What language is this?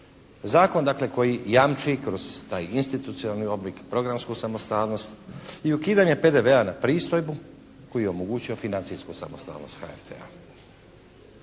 Croatian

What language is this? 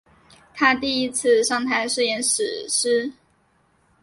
Chinese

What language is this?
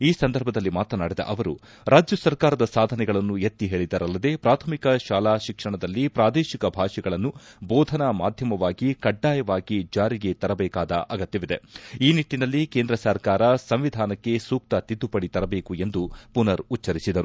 Kannada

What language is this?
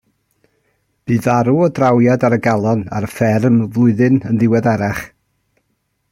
Welsh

